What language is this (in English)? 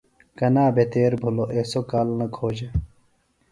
Phalura